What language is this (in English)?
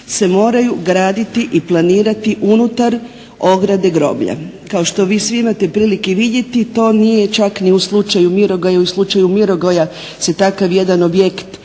Croatian